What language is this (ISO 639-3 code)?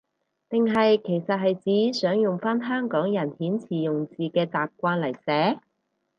yue